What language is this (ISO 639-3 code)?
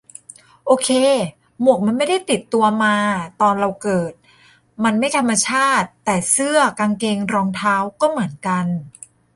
tha